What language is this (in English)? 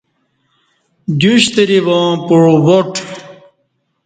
Kati